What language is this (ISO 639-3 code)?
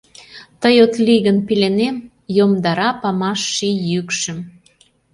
chm